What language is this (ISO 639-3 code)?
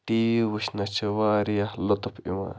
kas